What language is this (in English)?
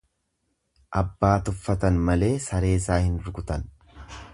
Oromo